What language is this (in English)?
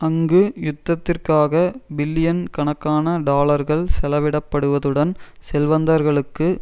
Tamil